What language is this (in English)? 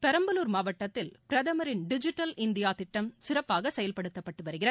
Tamil